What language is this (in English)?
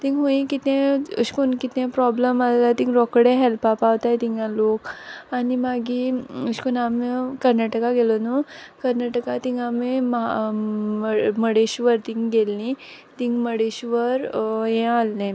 Konkani